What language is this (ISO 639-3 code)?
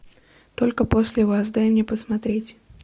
rus